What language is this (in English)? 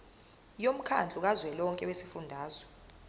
Zulu